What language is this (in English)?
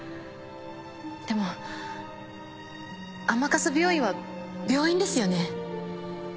Japanese